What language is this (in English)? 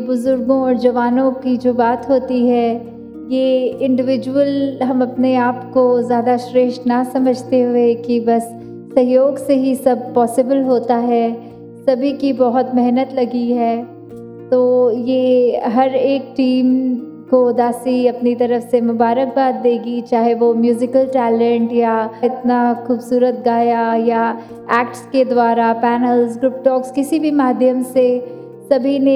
Hindi